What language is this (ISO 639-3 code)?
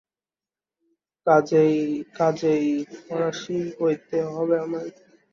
ben